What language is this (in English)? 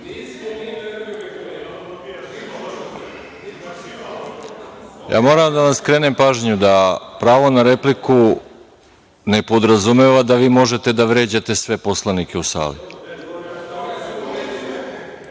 Serbian